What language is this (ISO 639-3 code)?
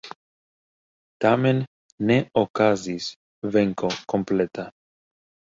epo